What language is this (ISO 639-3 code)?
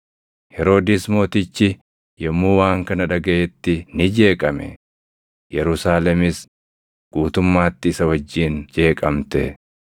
orm